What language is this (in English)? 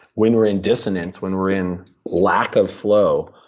English